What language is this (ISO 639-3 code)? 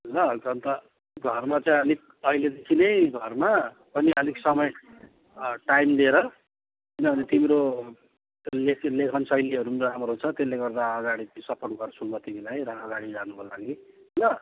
nep